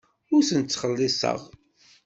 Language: Kabyle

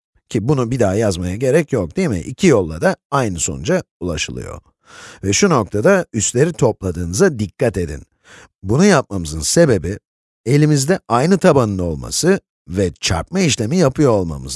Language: Turkish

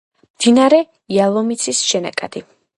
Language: Georgian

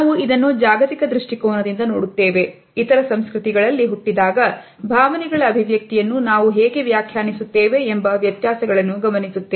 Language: Kannada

